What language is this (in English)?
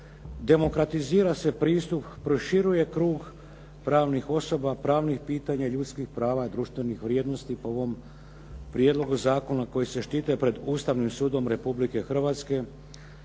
Croatian